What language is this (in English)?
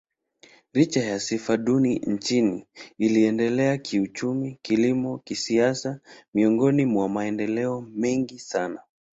Swahili